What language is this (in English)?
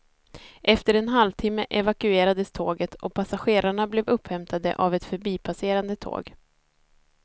Swedish